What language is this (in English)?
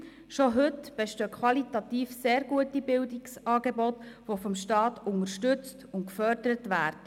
Swiss German